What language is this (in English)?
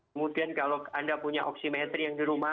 Indonesian